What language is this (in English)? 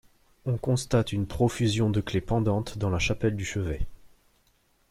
French